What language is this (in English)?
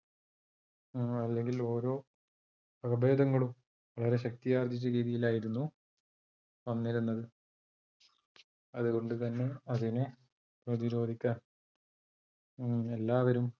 Malayalam